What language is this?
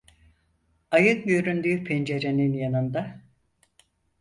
Turkish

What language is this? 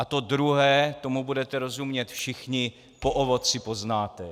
Czech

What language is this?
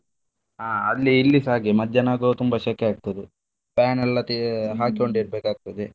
Kannada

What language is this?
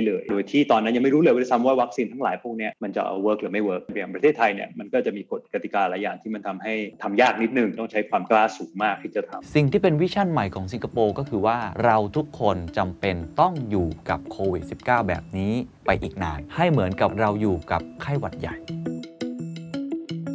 Thai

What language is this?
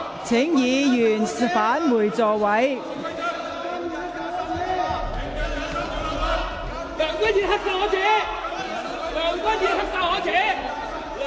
Cantonese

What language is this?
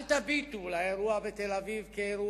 Hebrew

